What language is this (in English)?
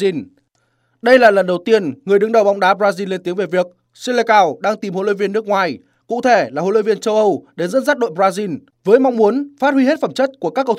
Vietnamese